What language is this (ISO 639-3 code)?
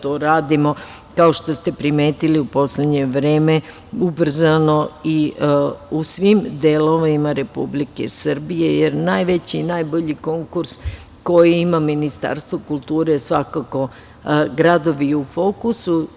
srp